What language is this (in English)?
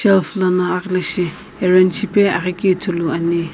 Sumi Naga